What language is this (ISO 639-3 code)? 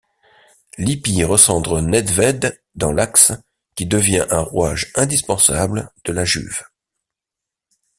fra